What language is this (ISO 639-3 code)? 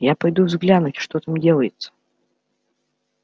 rus